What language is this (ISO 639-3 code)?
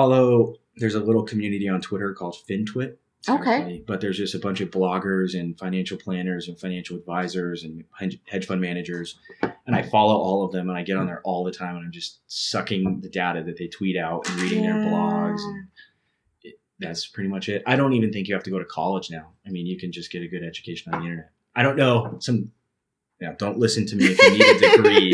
eng